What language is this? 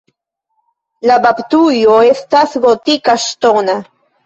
Esperanto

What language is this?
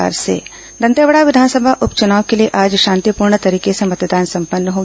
Hindi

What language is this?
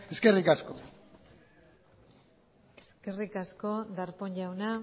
Basque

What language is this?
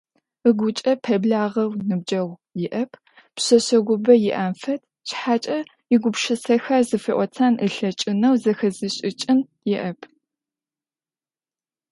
Adyghe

